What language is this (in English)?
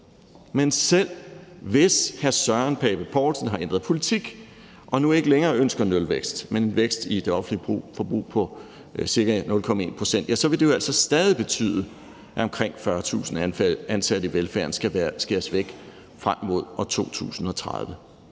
Danish